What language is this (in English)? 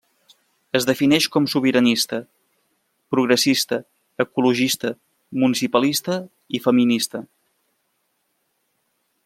Catalan